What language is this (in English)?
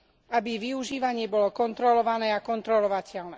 Slovak